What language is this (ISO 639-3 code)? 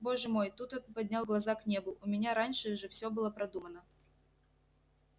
rus